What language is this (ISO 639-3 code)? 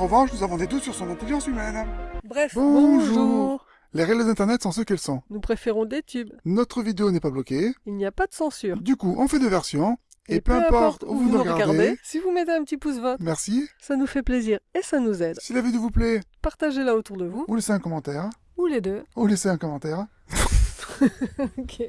fra